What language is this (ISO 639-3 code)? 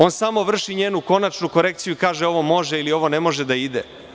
srp